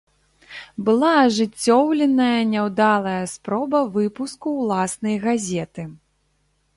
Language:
Belarusian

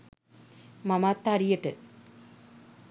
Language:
Sinhala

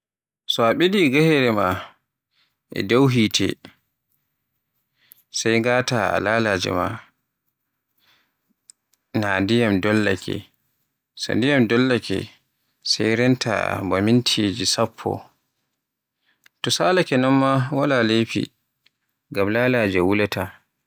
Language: Borgu Fulfulde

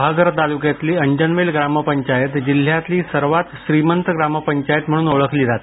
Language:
Marathi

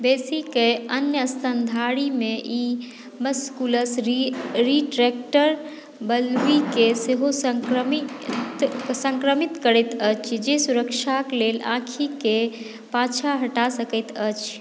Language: Maithili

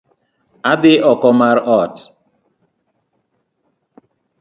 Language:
Luo (Kenya and Tanzania)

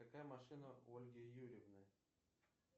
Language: Russian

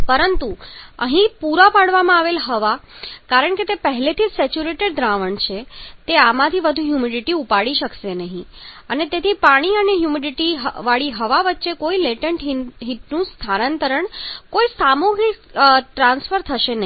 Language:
Gujarati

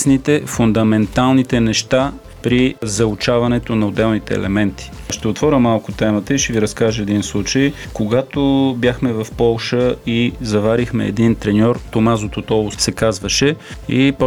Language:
Bulgarian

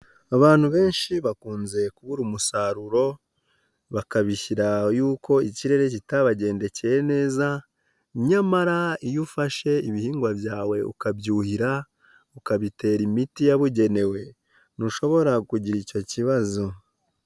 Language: Kinyarwanda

